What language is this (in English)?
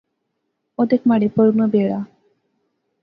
Pahari-Potwari